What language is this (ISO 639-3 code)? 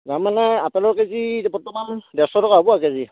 asm